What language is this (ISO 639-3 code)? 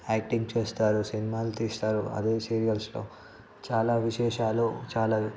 tel